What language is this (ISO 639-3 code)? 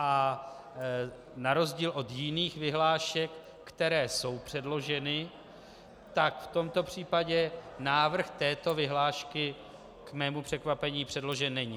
ces